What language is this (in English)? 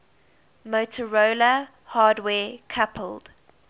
English